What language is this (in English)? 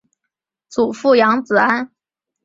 Chinese